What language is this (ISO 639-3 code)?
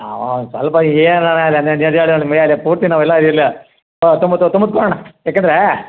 kan